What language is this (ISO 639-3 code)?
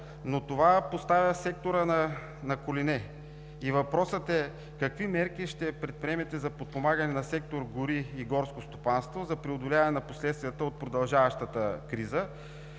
bul